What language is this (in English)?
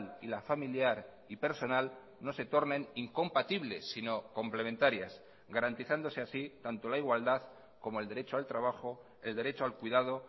Spanish